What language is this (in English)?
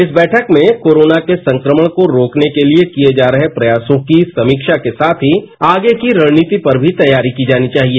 Hindi